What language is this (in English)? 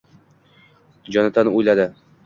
Uzbek